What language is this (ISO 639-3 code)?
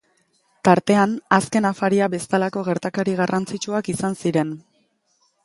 eus